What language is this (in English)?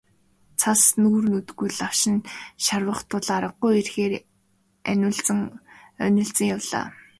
Mongolian